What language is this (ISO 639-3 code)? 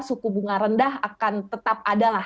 ind